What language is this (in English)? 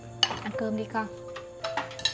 Vietnamese